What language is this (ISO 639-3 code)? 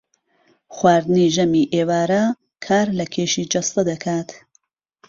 ckb